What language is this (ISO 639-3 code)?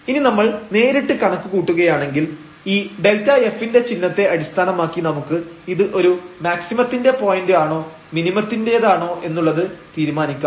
mal